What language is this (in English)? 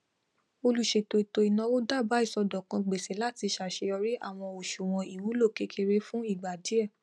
Yoruba